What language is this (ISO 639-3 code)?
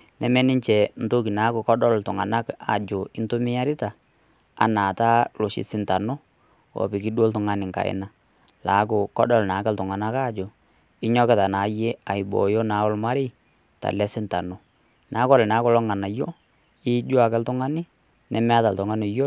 mas